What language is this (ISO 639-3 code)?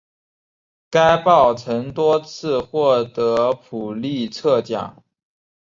zho